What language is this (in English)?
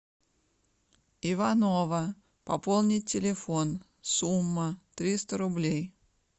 Russian